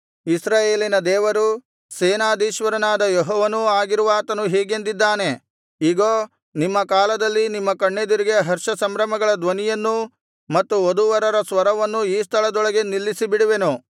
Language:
Kannada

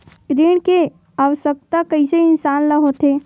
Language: Chhattisgarhi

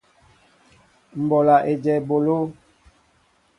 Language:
Mbo (Cameroon)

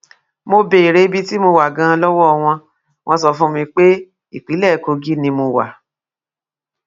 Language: Yoruba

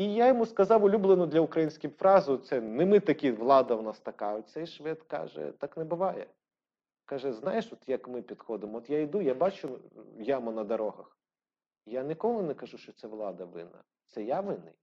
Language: Ukrainian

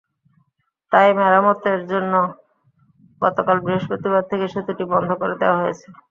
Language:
Bangla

